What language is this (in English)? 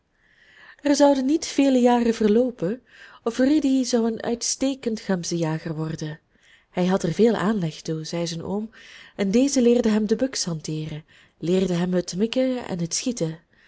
Dutch